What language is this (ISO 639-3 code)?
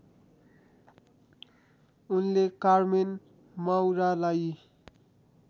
nep